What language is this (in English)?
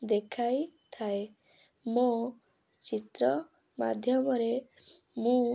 Odia